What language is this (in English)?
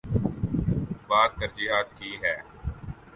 Urdu